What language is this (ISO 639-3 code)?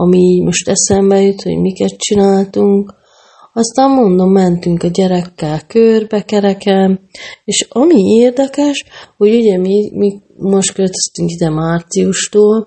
hun